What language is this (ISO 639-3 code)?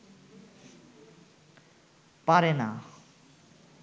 ben